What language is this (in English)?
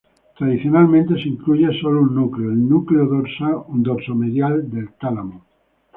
Spanish